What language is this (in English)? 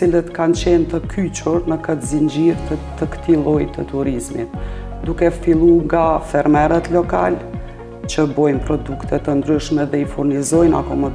Romanian